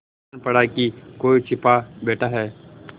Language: Hindi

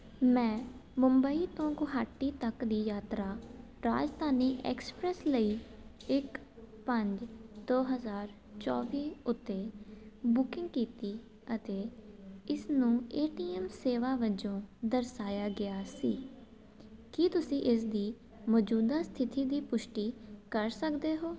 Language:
Punjabi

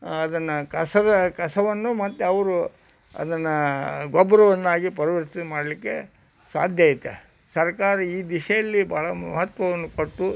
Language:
Kannada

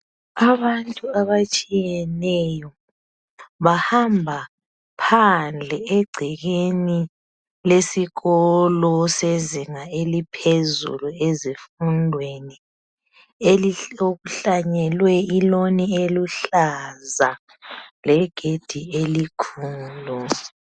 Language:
North Ndebele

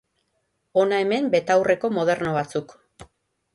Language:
Basque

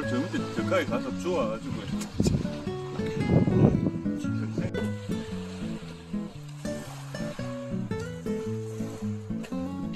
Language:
Korean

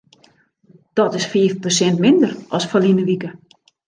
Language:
Western Frisian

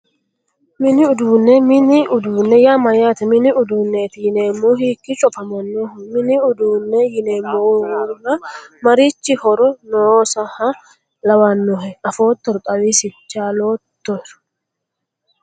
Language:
Sidamo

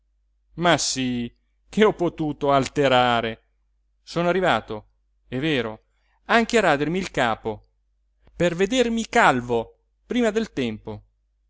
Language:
Italian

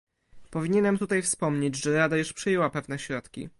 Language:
Polish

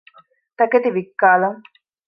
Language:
Divehi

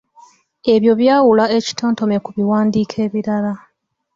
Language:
Ganda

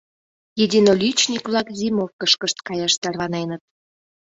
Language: Mari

